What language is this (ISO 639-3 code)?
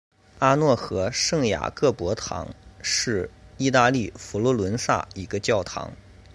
zho